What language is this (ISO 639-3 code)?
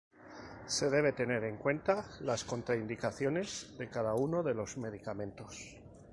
spa